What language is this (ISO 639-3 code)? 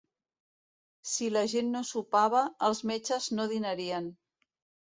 cat